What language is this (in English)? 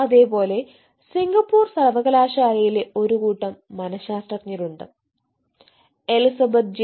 Malayalam